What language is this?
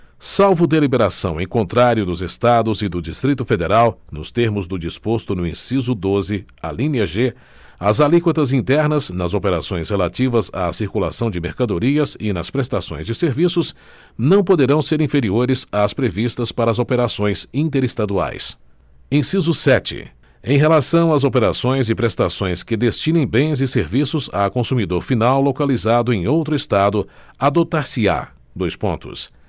Portuguese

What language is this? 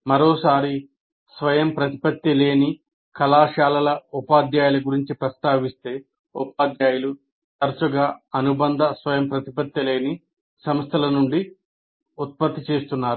Telugu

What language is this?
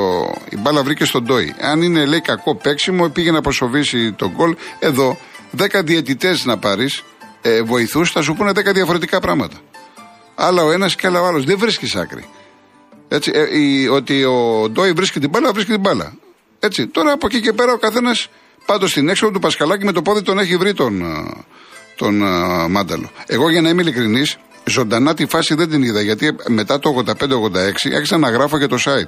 Greek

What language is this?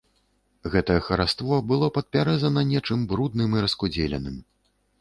Belarusian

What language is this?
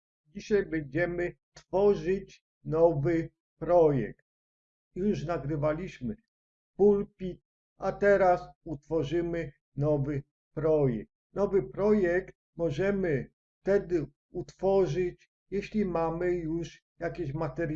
Polish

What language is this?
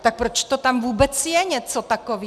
Czech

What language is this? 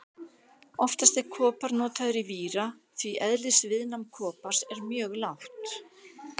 Icelandic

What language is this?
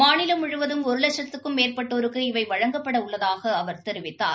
Tamil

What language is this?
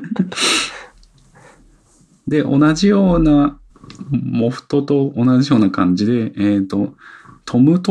Japanese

